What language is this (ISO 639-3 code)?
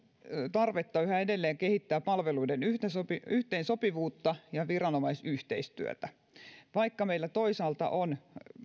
fin